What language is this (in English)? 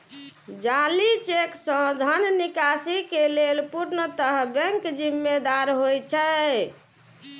Maithili